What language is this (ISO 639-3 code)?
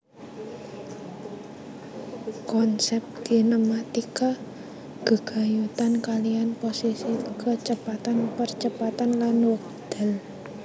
jav